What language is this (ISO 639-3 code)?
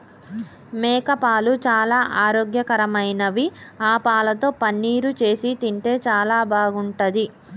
tel